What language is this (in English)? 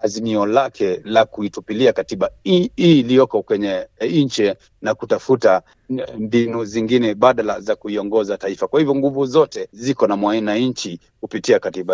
Swahili